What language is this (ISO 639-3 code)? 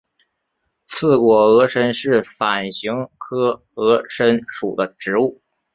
zho